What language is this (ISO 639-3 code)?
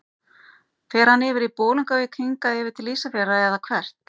isl